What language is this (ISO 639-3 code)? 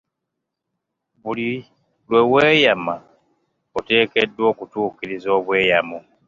lug